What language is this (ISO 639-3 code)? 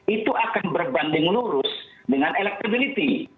ind